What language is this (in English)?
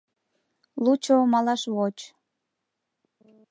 Mari